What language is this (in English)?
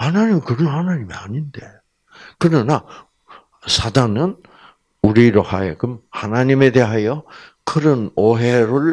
Korean